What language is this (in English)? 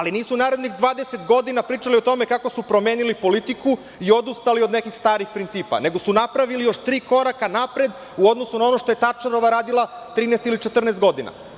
Serbian